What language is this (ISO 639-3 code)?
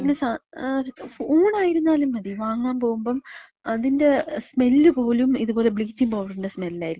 mal